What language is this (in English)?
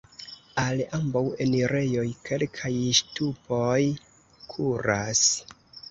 Esperanto